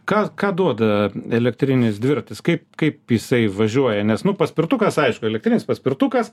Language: Lithuanian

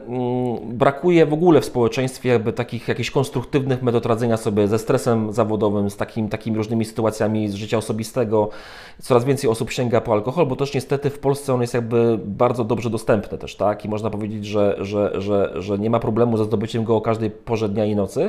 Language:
Polish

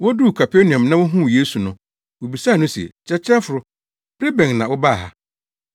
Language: Akan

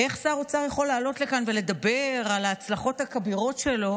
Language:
Hebrew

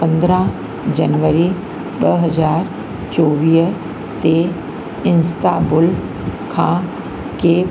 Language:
Sindhi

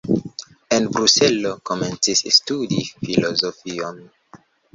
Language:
Esperanto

